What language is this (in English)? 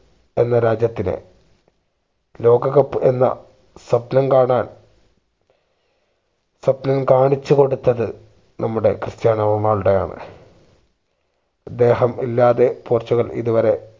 Malayalam